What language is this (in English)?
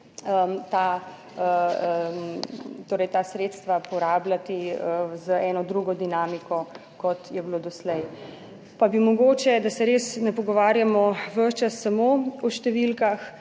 Slovenian